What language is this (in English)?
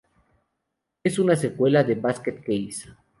Spanish